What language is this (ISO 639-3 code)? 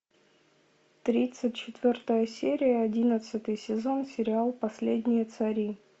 rus